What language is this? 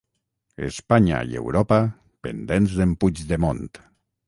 Catalan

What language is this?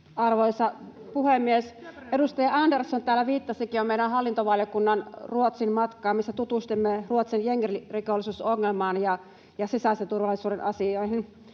Finnish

